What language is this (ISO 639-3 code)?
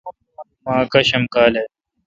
xka